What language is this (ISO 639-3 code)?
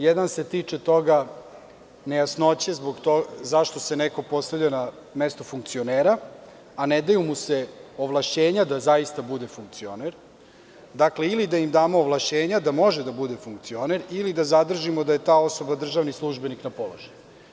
srp